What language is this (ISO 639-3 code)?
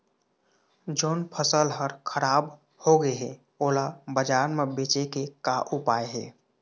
hne